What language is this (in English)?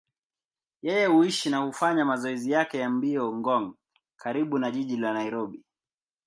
Swahili